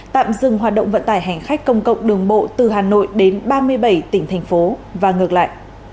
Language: Vietnamese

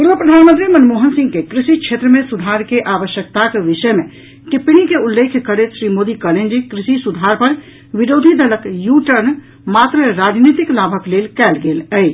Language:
Maithili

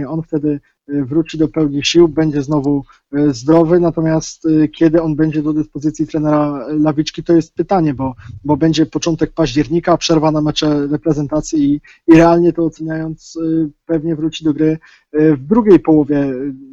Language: Polish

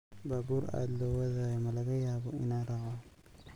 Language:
Somali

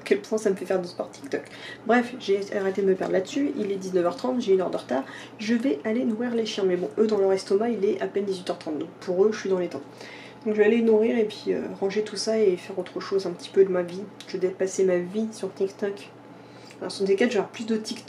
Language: French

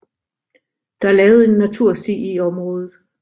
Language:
Danish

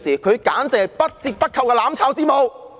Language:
Cantonese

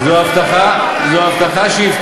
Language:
Hebrew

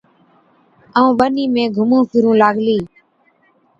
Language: Od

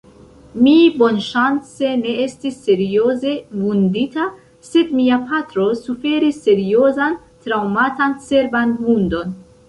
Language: Esperanto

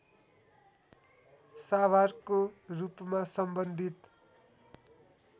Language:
Nepali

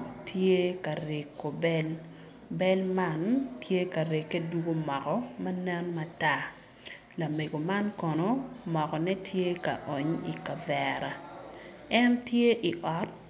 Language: Acoli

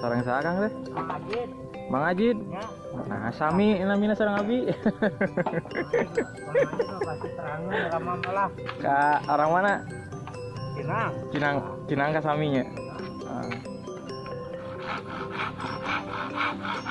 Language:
Indonesian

